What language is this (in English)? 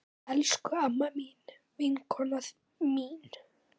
Icelandic